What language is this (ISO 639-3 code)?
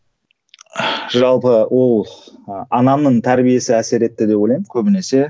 kaz